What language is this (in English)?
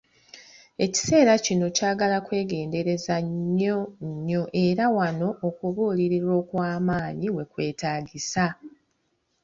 Ganda